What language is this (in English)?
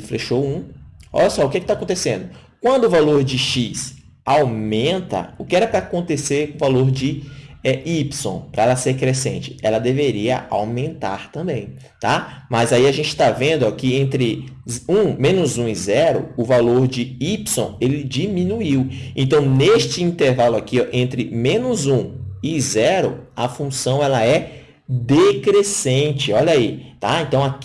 Portuguese